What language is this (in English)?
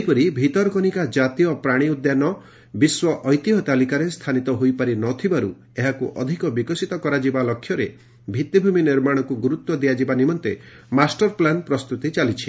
Odia